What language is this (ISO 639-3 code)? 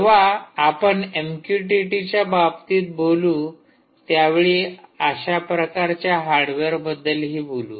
mar